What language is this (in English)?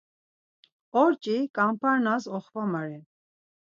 Laz